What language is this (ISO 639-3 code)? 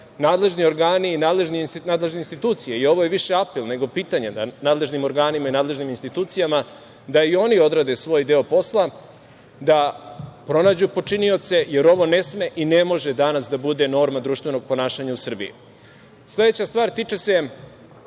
srp